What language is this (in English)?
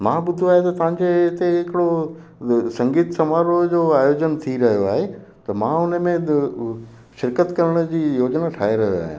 Sindhi